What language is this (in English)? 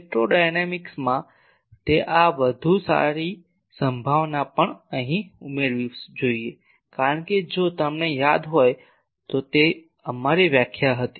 Gujarati